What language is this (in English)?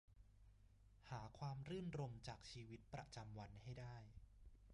Thai